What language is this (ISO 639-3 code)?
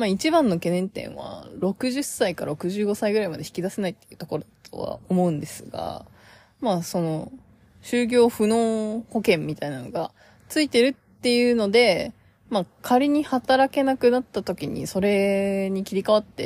jpn